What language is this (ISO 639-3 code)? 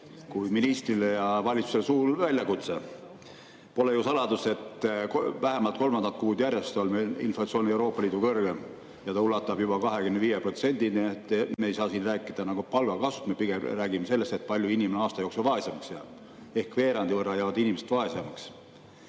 est